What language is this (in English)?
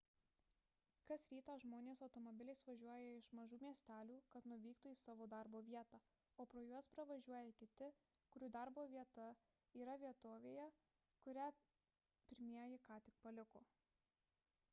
Lithuanian